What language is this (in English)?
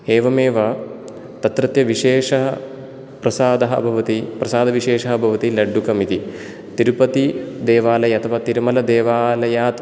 Sanskrit